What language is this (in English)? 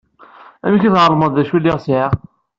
Kabyle